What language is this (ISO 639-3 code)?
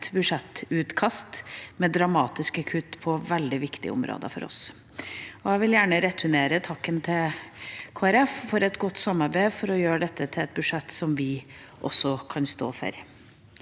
nor